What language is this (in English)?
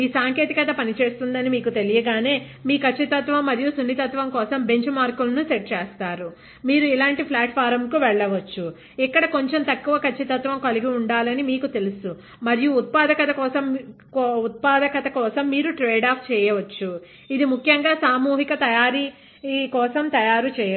Telugu